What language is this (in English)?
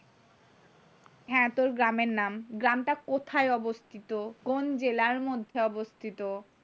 Bangla